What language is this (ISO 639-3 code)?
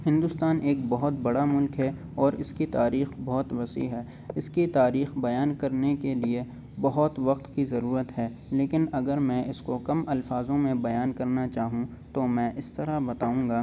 urd